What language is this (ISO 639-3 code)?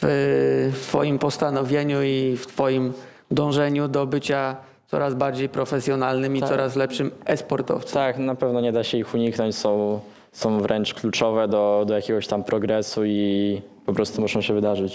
pol